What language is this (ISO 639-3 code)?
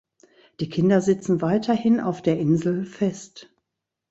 deu